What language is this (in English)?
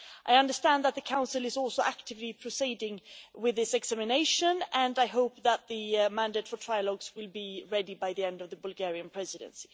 English